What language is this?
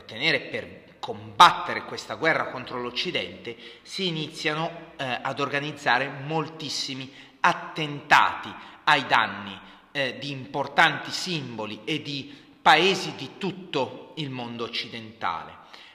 Italian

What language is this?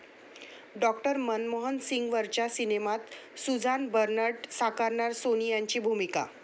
Marathi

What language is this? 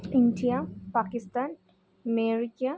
Malayalam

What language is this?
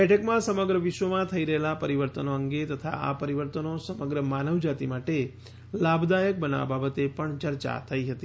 Gujarati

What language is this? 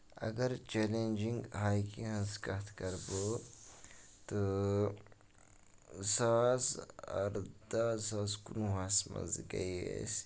Kashmiri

